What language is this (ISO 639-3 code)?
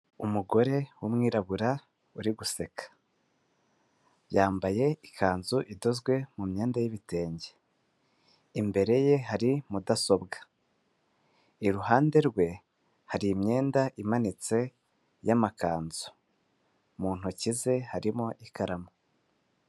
kin